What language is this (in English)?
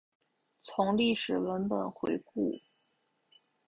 Chinese